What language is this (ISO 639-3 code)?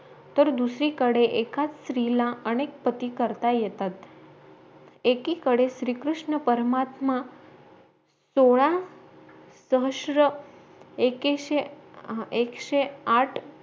mar